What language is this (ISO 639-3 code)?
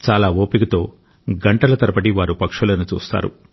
tel